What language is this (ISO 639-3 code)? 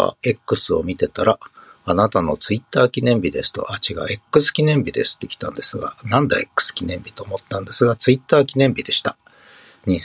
jpn